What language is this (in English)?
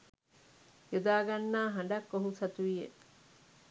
Sinhala